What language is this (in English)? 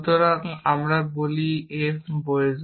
Bangla